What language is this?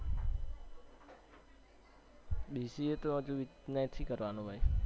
Gujarati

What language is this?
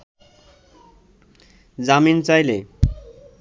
Bangla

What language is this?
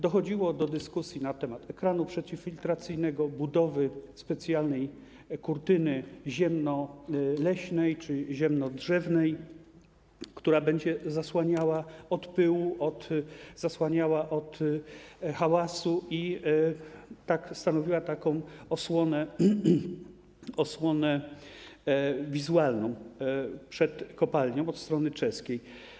Polish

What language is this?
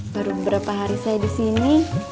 Indonesian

